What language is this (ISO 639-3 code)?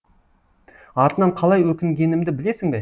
kaz